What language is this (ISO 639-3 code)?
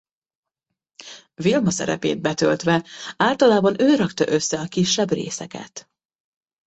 hun